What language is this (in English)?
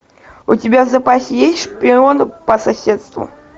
Russian